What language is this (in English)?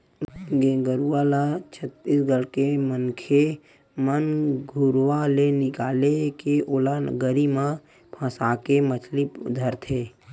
Chhattisgarhi